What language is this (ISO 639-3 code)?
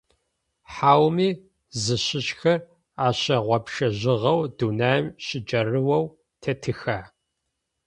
ady